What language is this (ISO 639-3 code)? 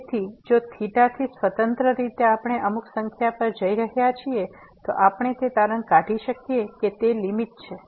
guj